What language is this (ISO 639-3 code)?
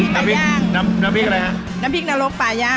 tha